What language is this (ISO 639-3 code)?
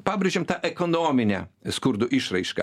lit